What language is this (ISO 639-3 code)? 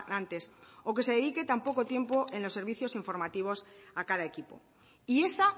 spa